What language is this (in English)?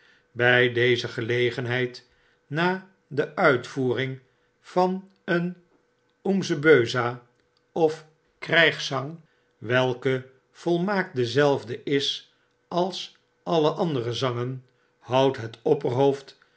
Dutch